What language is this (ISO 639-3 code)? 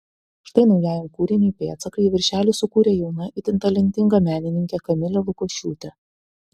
lit